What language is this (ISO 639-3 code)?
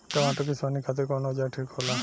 bho